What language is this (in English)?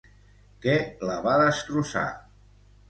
Catalan